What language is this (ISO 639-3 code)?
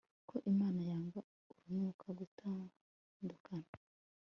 kin